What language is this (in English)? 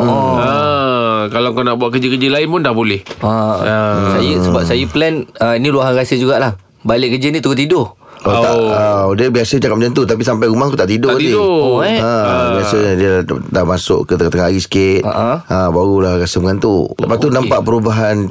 Malay